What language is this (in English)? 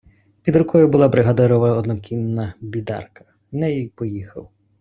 Ukrainian